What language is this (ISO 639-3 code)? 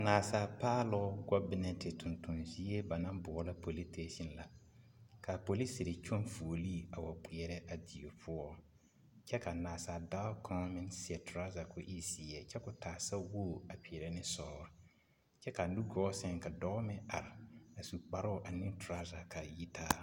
dga